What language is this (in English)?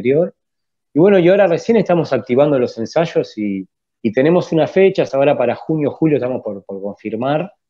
Spanish